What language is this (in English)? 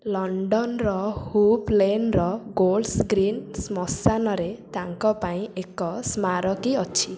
Odia